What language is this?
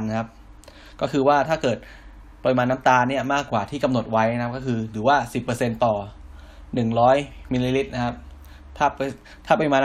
Thai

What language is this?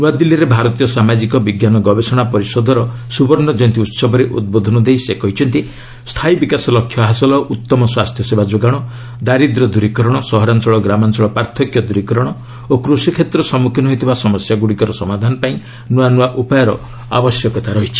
Odia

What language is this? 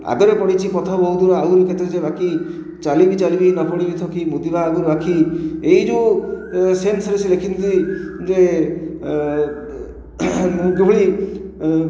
Odia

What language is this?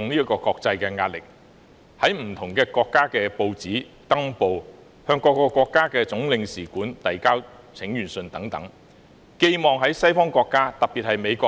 Cantonese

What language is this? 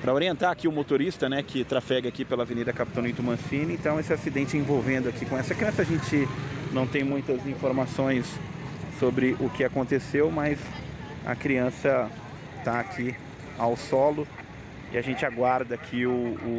Portuguese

